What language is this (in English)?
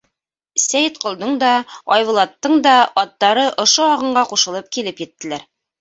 Bashkir